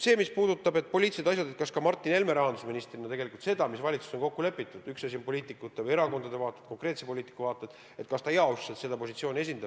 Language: Estonian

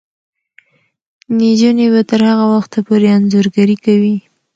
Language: Pashto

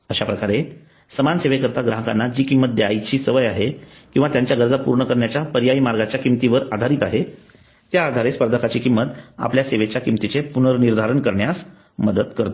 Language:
Marathi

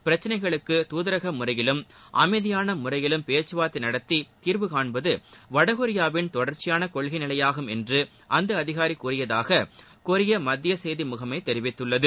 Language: Tamil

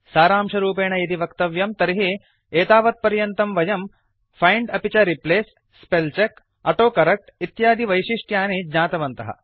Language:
Sanskrit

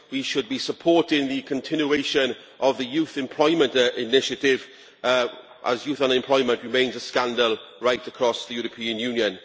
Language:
English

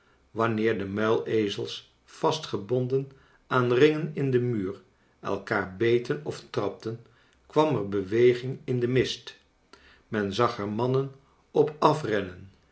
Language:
Dutch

